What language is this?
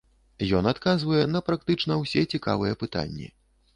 Belarusian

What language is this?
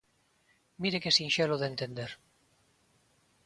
Galician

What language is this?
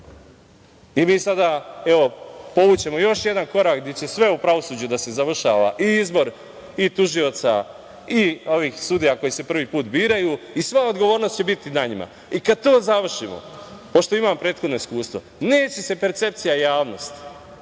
Serbian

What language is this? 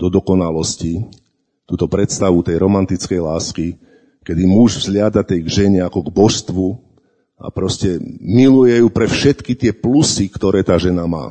Slovak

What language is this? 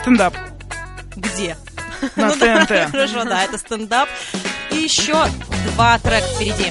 Russian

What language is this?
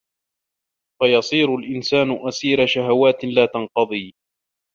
Arabic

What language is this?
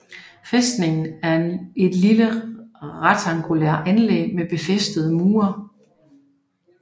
Danish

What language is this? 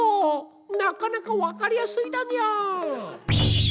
Japanese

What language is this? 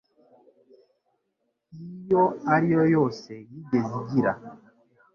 Kinyarwanda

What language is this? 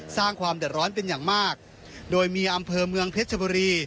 Thai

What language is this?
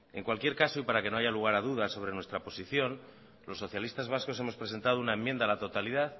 Spanish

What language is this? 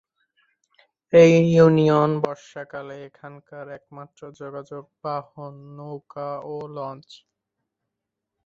Bangla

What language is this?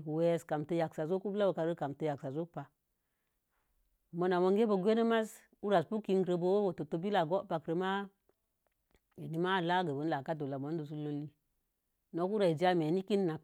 Mom Jango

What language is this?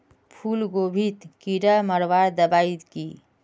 Magahi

